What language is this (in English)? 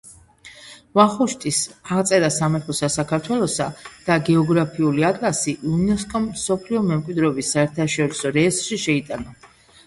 Georgian